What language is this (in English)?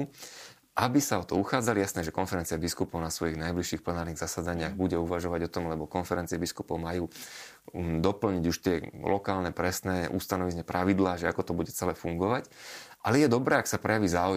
Slovak